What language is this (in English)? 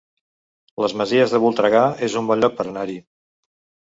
Catalan